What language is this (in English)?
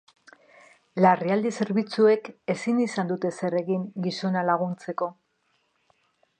Basque